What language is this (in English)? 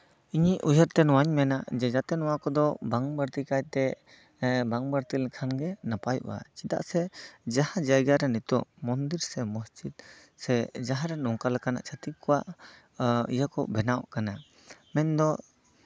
Santali